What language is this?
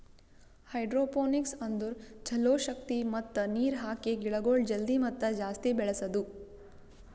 Kannada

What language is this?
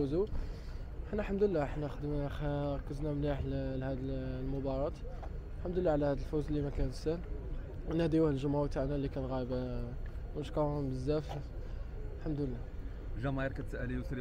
Arabic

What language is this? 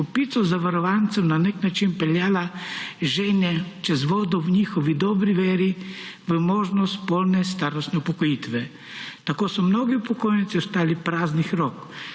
Slovenian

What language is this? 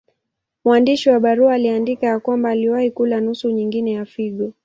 Swahili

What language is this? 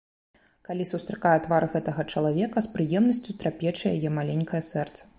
Belarusian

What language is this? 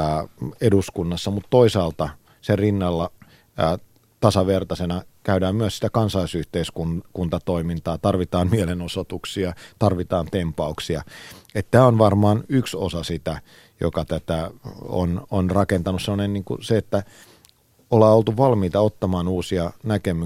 Finnish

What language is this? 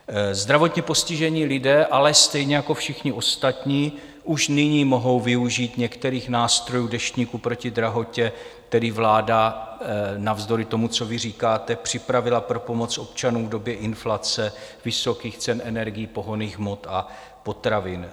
Czech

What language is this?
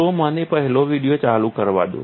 Gujarati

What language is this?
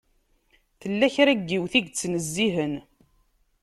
Kabyle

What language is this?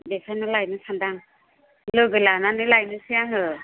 Bodo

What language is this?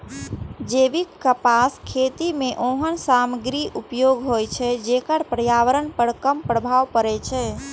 Maithili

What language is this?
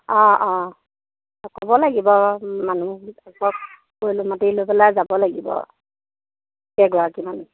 Assamese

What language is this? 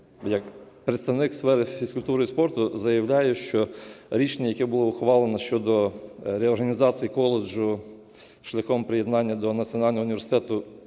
Ukrainian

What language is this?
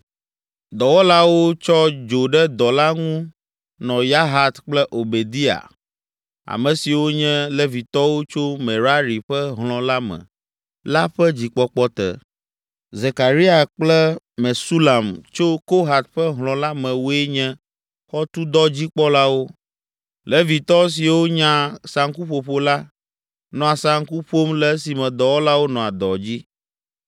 Ewe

